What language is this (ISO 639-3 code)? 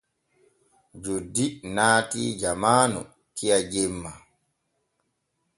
fue